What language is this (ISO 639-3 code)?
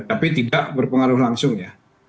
ind